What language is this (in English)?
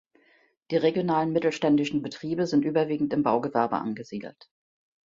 German